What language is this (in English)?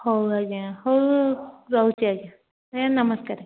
Odia